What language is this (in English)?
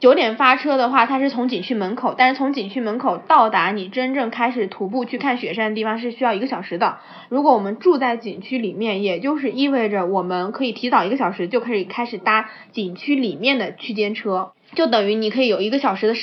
Chinese